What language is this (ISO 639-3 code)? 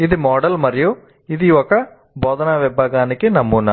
tel